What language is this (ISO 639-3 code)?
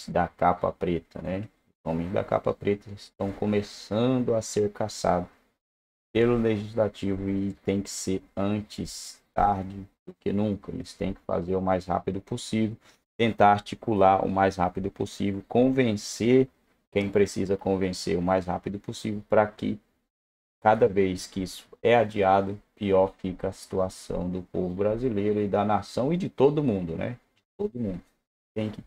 por